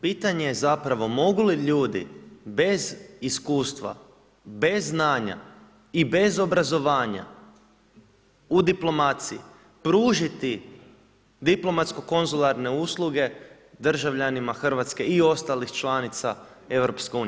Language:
Croatian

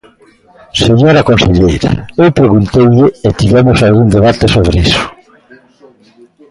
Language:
Galician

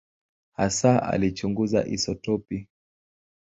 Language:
Swahili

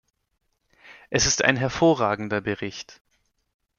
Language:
German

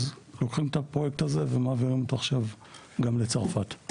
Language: Hebrew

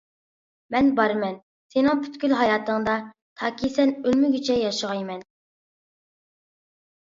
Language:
Uyghur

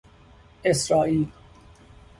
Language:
Persian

